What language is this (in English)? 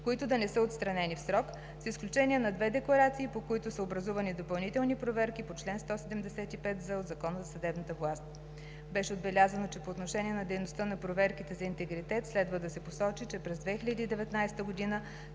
Bulgarian